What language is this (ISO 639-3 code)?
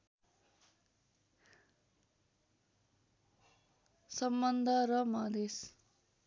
nep